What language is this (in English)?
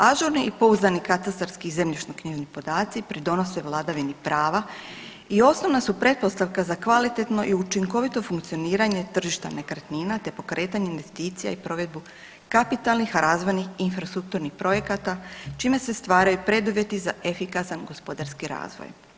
Croatian